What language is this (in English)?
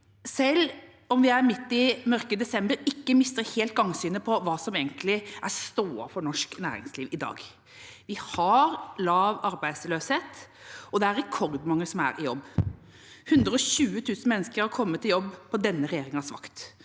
Norwegian